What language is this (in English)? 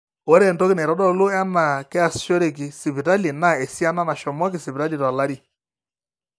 Masai